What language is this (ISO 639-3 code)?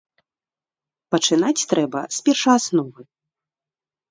bel